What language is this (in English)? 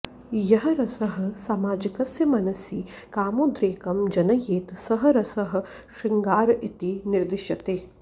Sanskrit